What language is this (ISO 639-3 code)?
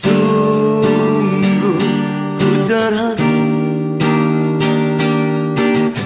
msa